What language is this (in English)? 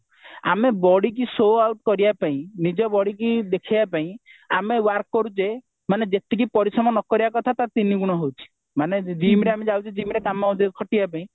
Odia